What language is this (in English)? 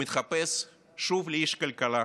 Hebrew